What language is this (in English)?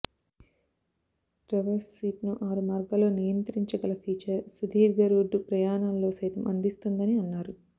Telugu